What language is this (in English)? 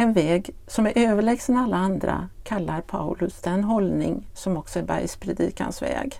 Swedish